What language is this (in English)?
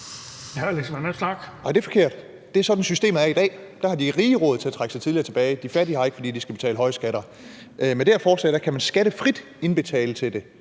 Danish